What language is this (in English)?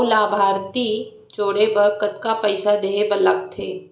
Chhattisgarhi